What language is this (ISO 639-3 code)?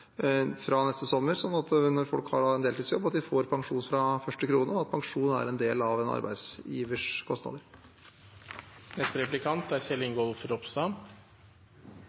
nob